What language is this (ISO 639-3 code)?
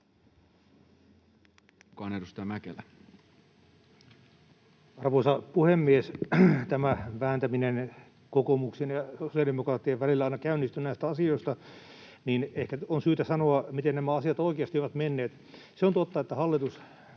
fin